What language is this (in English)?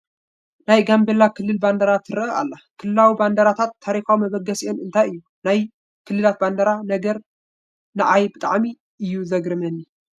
Tigrinya